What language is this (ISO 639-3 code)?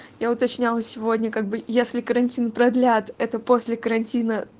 rus